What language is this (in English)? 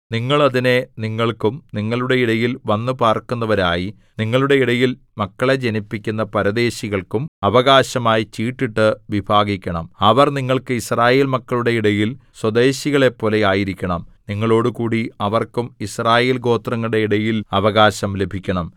Malayalam